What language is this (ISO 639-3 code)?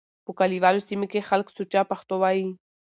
pus